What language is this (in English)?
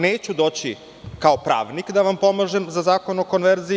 Serbian